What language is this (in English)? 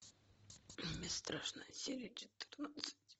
Russian